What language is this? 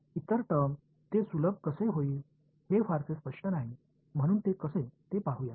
Marathi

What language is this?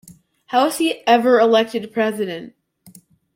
English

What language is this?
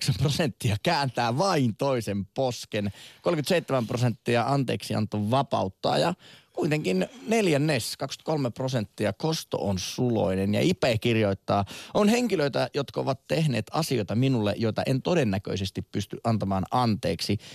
Finnish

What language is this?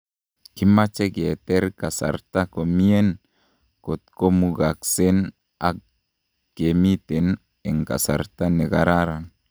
Kalenjin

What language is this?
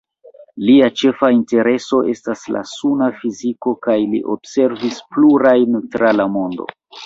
Esperanto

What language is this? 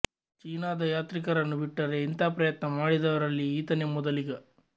Kannada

